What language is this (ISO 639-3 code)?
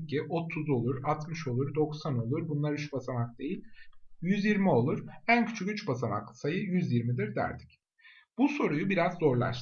tur